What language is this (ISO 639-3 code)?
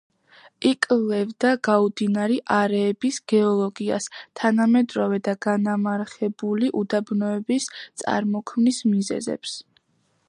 kat